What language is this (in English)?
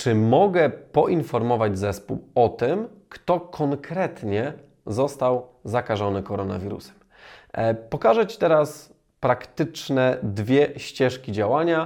Polish